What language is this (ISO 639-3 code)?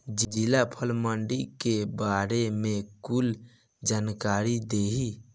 bho